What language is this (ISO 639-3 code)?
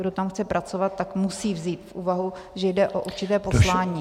ces